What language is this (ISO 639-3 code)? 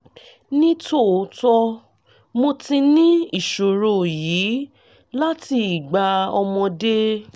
yor